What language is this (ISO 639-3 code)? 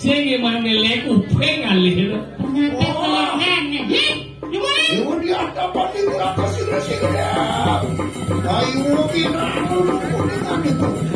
ind